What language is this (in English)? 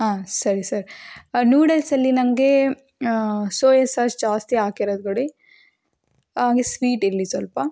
Kannada